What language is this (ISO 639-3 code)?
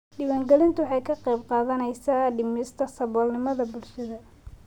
som